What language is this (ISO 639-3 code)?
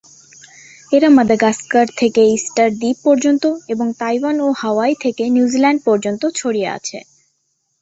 ben